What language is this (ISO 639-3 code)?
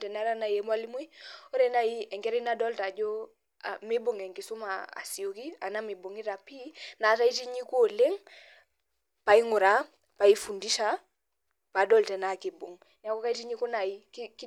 mas